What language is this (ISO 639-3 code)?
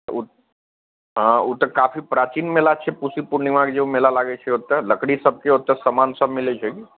mai